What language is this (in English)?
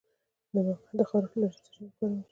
Pashto